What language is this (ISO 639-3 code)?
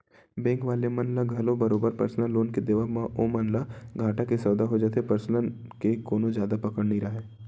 hne